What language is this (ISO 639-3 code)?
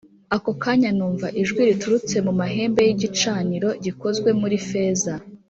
kin